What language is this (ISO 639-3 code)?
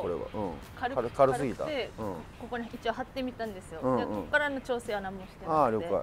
jpn